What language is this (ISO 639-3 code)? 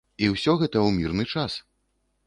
bel